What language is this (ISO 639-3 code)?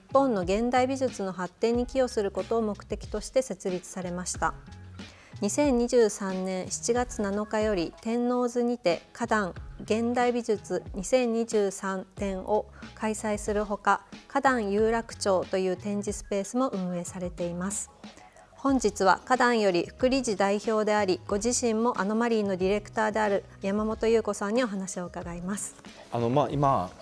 jpn